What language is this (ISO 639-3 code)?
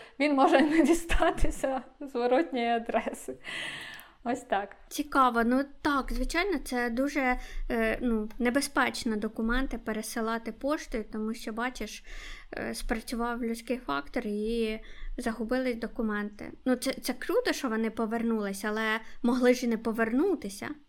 ukr